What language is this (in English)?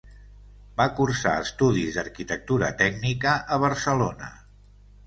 Catalan